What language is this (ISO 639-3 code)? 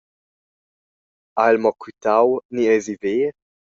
roh